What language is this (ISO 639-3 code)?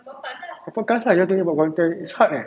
eng